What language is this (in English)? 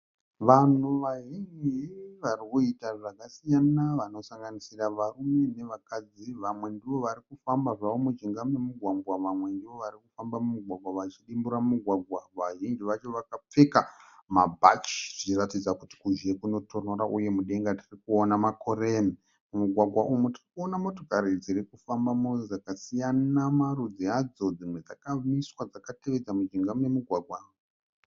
Shona